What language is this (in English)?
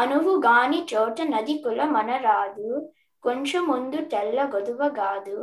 Telugu